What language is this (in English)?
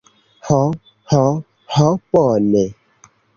Esperanto